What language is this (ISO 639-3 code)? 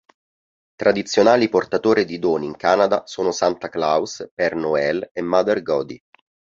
ita